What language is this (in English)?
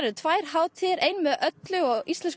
Icelandic